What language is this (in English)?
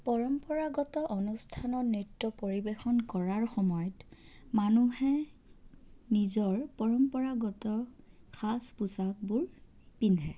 Assamese